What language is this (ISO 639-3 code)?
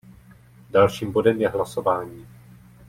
ces